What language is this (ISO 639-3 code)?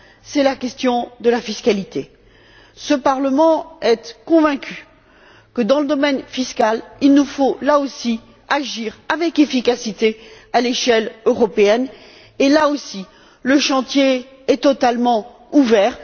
fra